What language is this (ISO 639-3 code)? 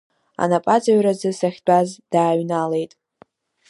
abk